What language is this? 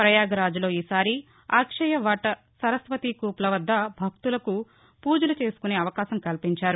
Telugu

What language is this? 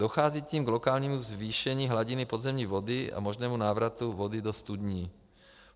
Czech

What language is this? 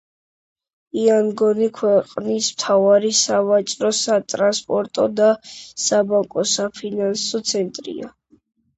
Georgian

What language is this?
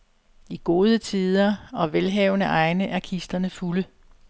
Danish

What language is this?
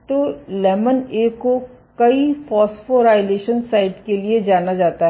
Hindi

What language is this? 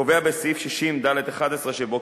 Hebrew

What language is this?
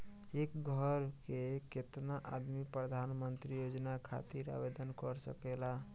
Bhojpuri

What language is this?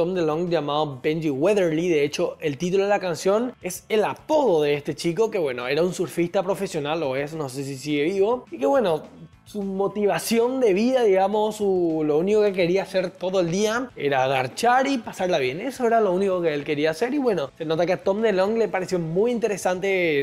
Spanish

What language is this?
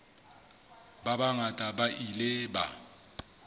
Southern Sotho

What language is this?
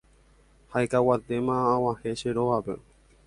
Guarani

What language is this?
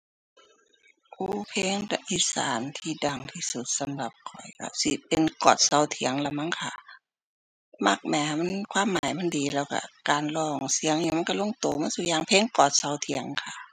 Thai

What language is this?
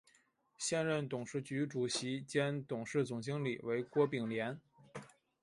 Chinese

